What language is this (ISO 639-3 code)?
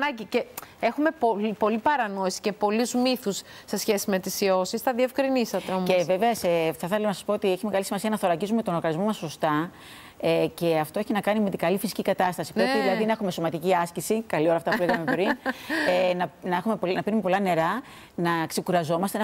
ell